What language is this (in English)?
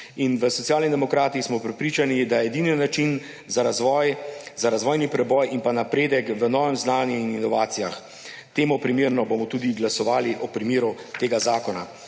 Slovenian